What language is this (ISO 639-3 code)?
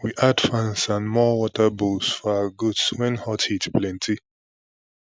pcm